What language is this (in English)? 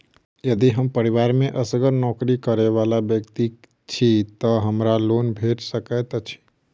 Maithili